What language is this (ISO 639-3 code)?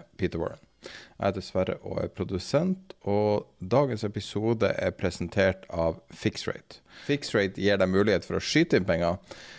nor